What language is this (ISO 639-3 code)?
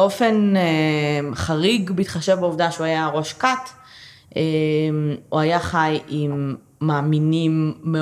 heb